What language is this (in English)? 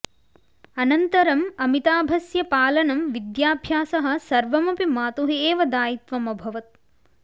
Sanskrit